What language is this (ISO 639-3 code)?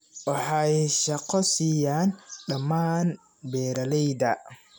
som